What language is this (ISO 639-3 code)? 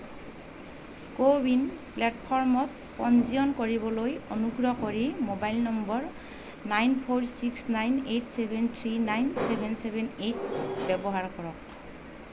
asm